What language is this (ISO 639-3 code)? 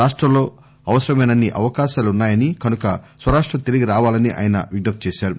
tel